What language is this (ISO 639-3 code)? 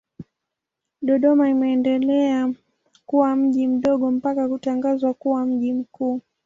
swa